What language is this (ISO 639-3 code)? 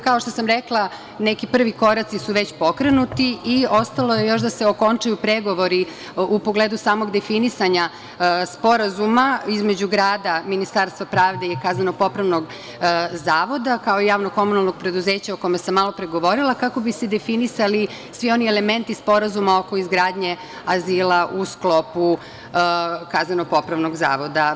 srp